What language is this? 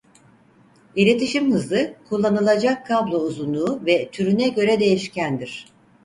Turkish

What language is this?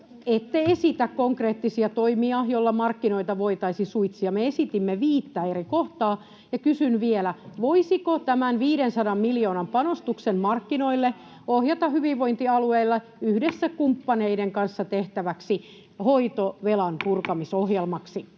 Finnish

